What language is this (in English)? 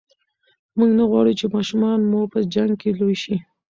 Pashto